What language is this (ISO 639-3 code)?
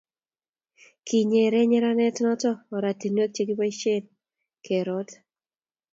kln